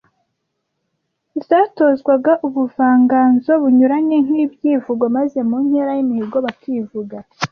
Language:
Kinyarwanda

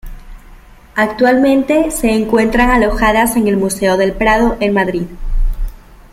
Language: Spanish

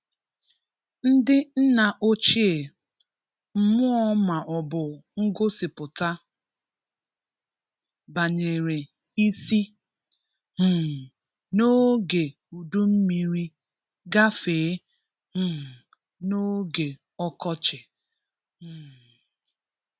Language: Igbo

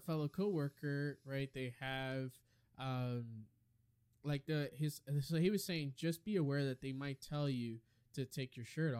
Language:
English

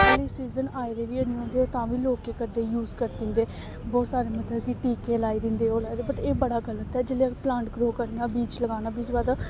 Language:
Dogri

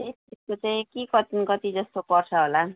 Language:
Nepali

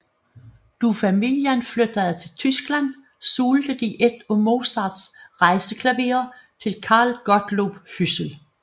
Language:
Danish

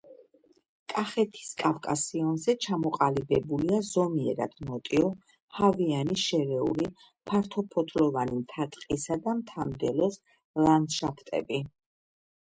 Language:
Georgian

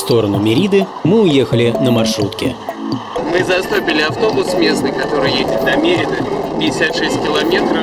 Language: Russian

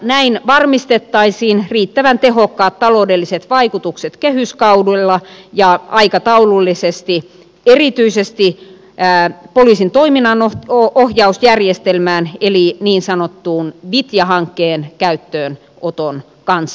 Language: Finnish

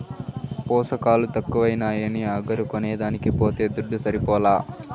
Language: Telugu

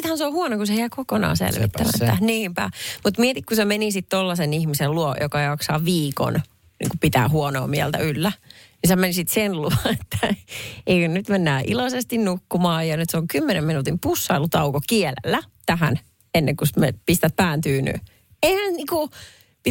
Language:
Finnish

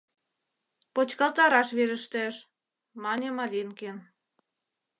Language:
Mari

